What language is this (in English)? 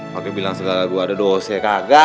Indonesian